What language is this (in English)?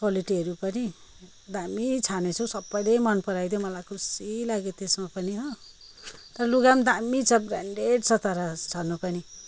Nepali